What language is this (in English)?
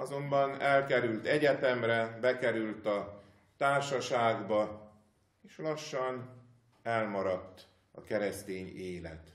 Hungarian